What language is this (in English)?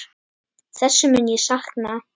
Icelandic